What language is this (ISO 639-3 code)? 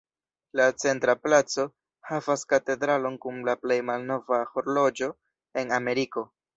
epo